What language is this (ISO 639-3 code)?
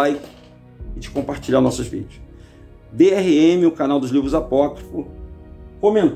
por